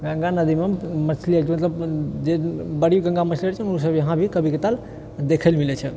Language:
Maithili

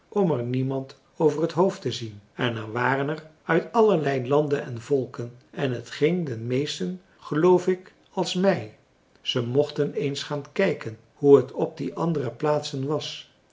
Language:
Dutch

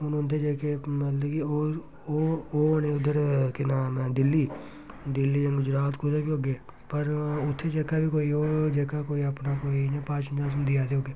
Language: Dogri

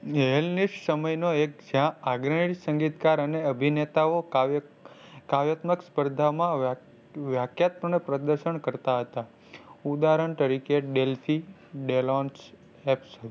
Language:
Gujarati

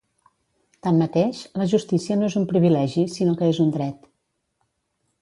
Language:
Catalan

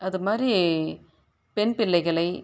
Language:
Tamil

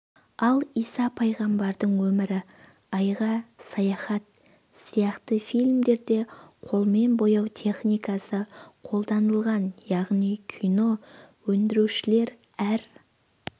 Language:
Kazakh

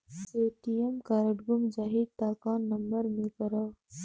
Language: Chhattisgarhi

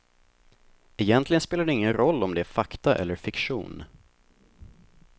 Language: Swedish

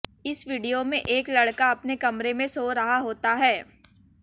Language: Hindi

